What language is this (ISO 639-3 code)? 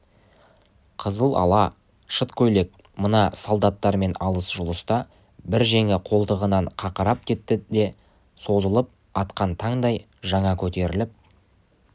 kaz